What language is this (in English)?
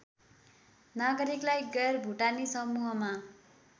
Nepali